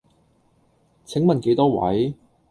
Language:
Cantonese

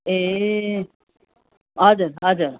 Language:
Nepali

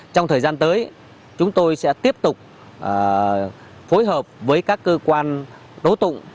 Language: Vietnamese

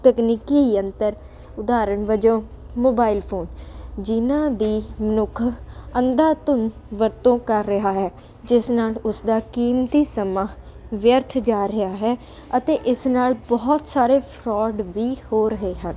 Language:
Punjabi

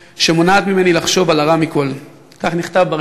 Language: Hebrew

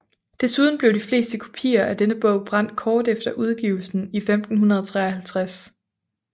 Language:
Danish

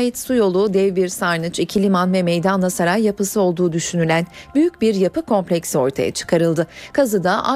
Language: Turkish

